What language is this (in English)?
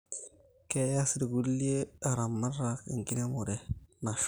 Masai